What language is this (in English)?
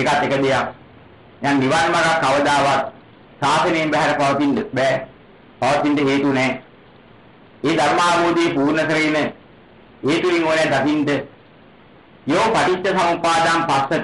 Thai